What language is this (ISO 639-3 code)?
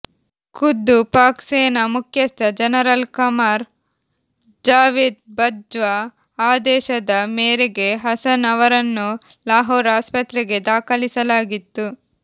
kan